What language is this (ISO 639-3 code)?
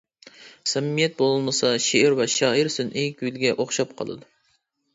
uig